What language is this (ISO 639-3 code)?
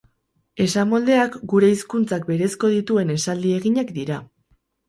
eus